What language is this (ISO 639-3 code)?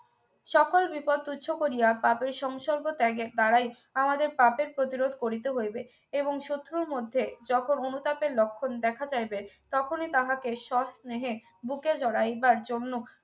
ben